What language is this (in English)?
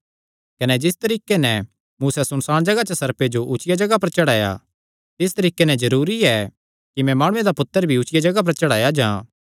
Kangri